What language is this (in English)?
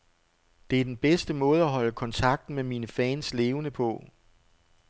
Danish